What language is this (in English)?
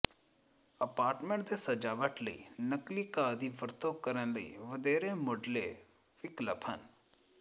Punjabi